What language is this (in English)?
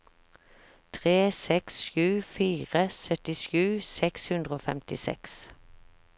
Norwegian